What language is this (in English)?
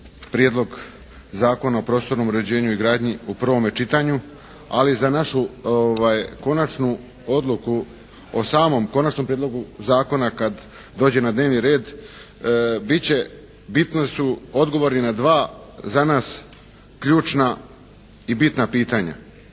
Croatian